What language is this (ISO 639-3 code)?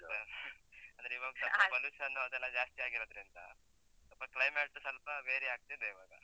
kan